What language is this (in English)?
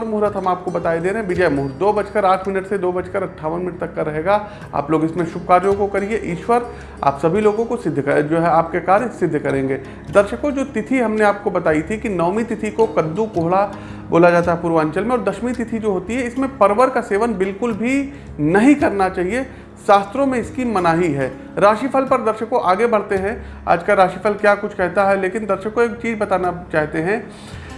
Hindi